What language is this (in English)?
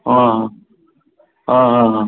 Konkani